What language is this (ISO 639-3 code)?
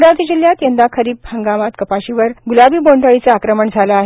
mar